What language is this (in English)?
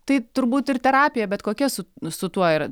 Lithuanian